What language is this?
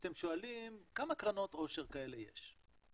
Hebrew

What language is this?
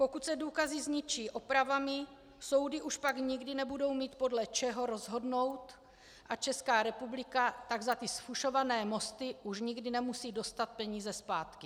Czech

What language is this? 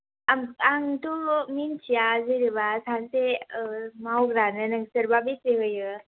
Bodo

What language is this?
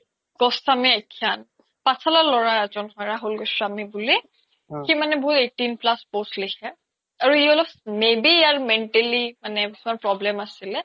Assamese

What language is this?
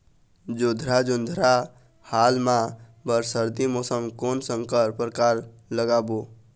Chhattisgarhi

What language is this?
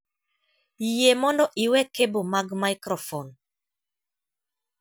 Luo (Kenya and Tanzania)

